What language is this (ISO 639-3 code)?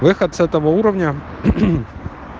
rus